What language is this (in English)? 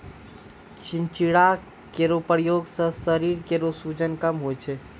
Maithili